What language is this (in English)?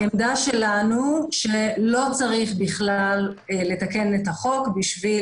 Hebrew